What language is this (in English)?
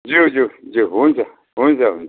Nepali